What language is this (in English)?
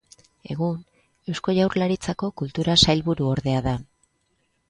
Basque